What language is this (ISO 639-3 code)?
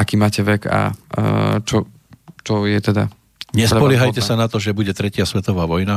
slk